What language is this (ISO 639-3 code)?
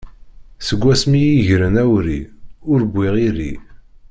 kab